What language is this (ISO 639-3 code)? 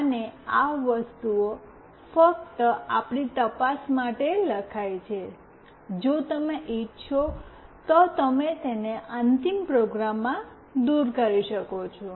guj